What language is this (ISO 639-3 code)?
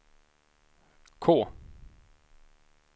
swe